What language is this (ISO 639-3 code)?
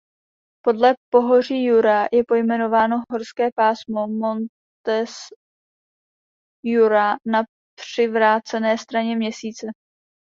ces